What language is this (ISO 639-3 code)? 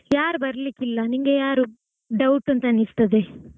kan